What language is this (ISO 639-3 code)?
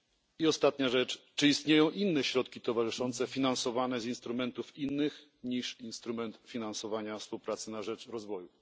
pol